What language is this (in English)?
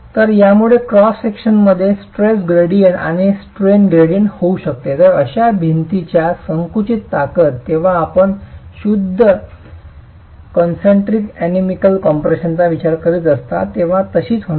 Marathi